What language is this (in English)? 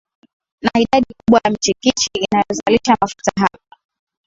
Swahili